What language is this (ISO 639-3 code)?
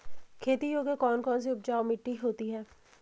hin